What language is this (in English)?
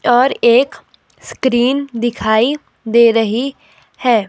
Hindi